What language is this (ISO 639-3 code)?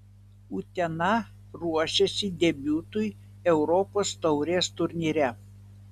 lit